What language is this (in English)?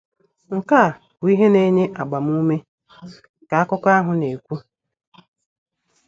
Igbo